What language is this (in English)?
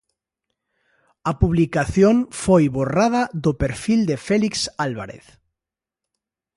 Galician